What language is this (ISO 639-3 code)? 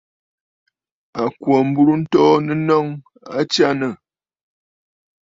bfd